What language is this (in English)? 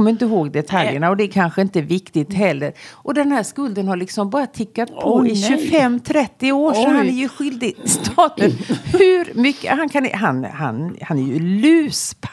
Swedish